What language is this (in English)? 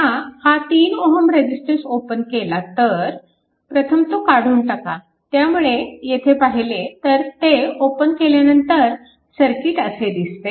Marathi